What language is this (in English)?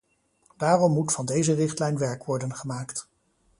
Dutch